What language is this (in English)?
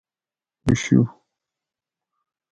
Gawri